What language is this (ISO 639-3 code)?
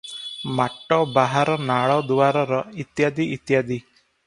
ori